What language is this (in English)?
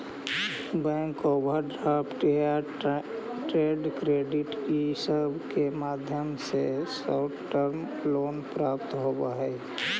Magahi